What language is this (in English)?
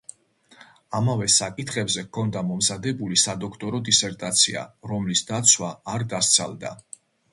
Georgian